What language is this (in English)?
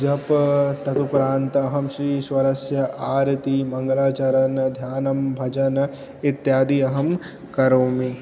Sanskrit